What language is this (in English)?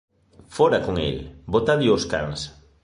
Galician